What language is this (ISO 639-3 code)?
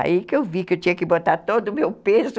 por